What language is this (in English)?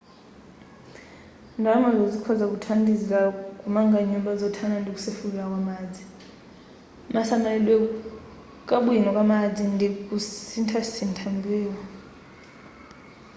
Nyanja